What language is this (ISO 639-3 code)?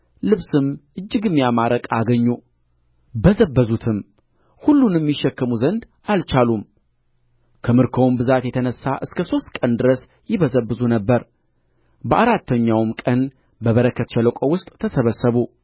amh